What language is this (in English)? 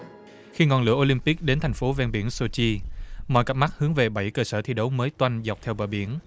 Vietnamese